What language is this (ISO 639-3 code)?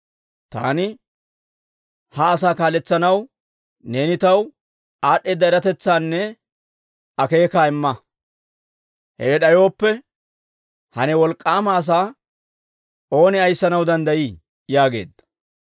dwr